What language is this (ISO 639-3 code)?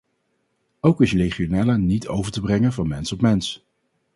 nld